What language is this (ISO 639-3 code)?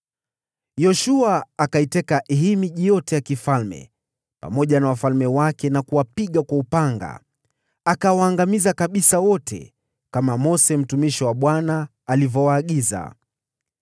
swa